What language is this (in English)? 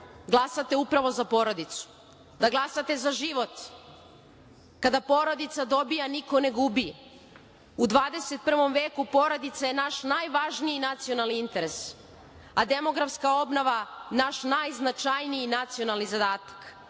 Serbian